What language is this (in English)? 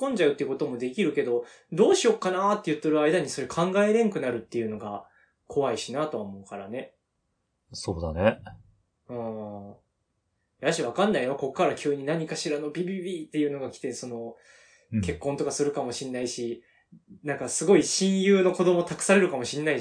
Japanese